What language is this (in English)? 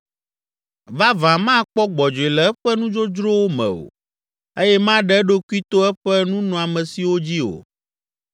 Ewe